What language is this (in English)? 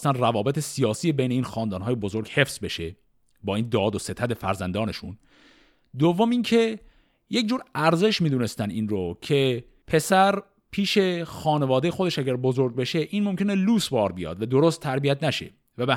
Persian